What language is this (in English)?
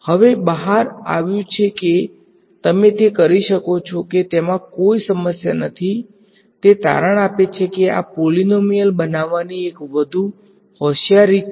Gujarati